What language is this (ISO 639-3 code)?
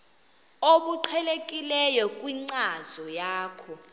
xho